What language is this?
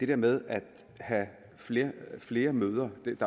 Danish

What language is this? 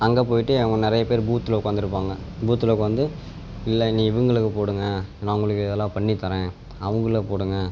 Tamil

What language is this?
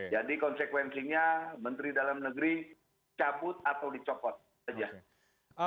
Indonesian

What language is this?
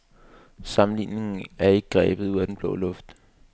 Danish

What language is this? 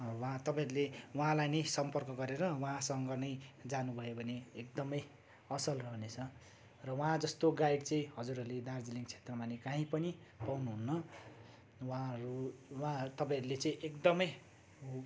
Nepali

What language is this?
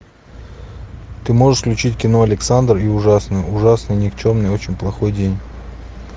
Russian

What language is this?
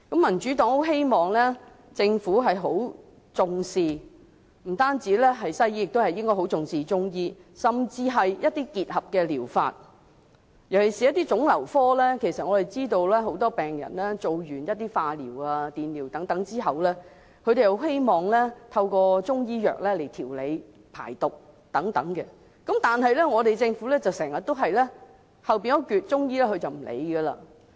Cantonese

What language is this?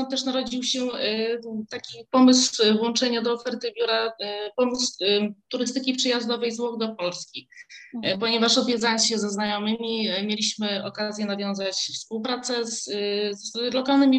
Polish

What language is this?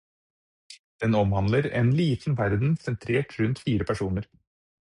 Norwegian Bokmål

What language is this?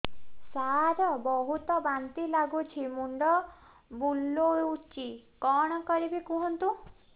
Odia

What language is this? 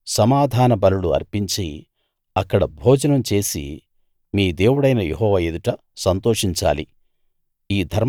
Telugu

